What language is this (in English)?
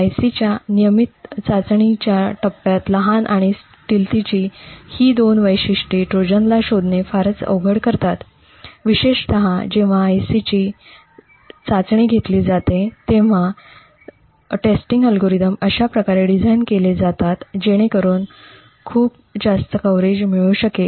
Marathi